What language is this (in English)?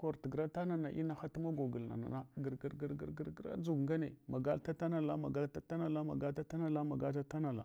Hwana